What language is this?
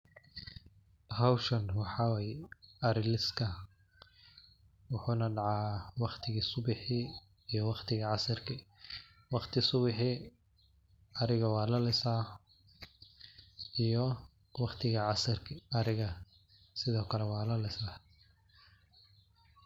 Somali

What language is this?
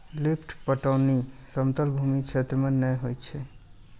Maithili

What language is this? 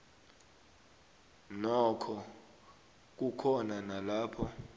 South Ndebele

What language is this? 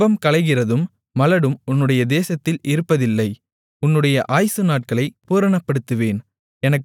Tamil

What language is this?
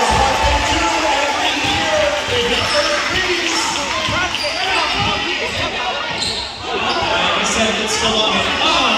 English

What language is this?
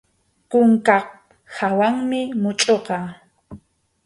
Arequipa-La Unión Quechua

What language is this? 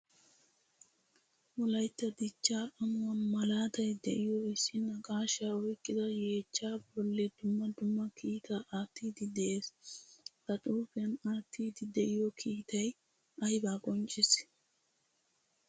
Wolaytta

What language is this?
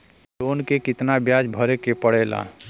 Bhojpuri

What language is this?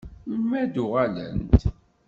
Kabyle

